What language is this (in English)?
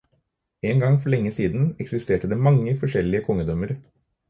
Norwegian Bokmål